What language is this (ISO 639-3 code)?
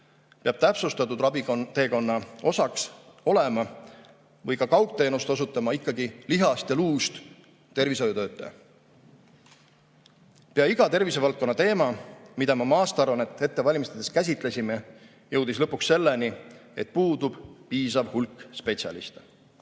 est